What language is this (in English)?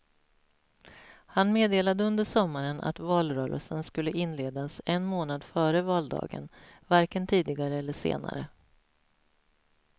Swedish